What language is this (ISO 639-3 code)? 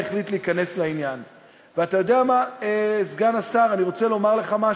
heb